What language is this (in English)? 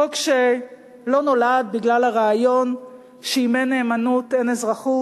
Hebrew